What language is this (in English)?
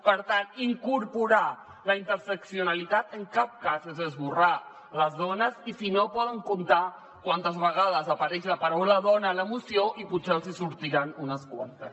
Catalan